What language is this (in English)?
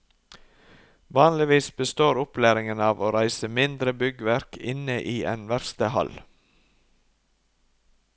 Norwegian